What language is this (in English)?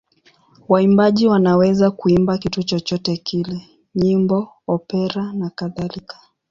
Swahili